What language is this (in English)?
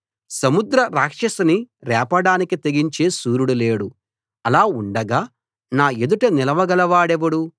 Telugu